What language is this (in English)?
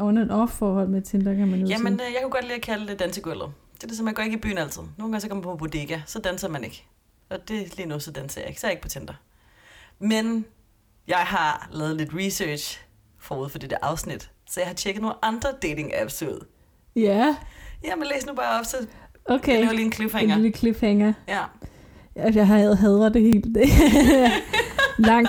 Danish